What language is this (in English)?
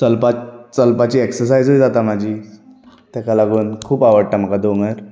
Konkani